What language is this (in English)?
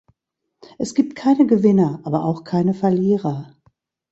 German